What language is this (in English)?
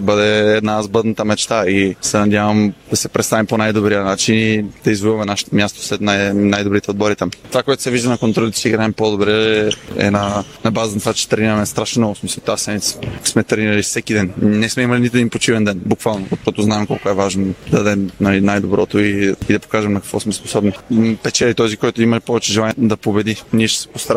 Bulgarian